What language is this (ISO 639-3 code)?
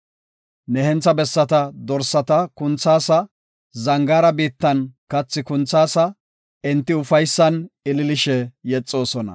gof